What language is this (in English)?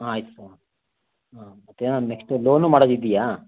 Kannada